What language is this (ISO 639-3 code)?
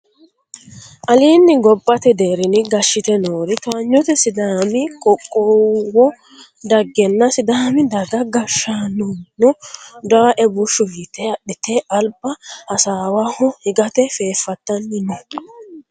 sid